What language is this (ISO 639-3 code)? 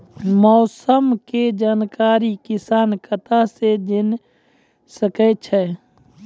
mai